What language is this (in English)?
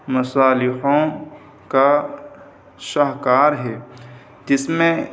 Urdu